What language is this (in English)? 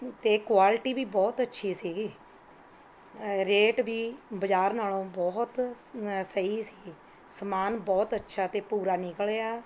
Punjabi